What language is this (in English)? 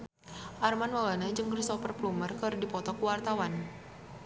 Sundanese